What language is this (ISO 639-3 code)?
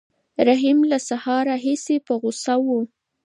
pus